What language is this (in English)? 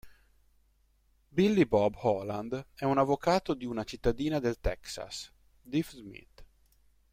Italian